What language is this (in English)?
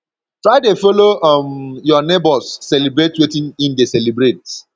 Nigerian Pidgin